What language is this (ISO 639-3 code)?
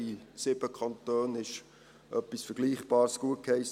gsw